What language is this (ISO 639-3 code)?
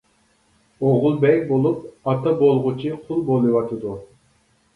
uig